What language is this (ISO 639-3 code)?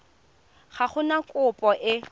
tsn